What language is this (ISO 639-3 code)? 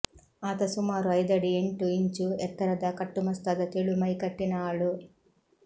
kan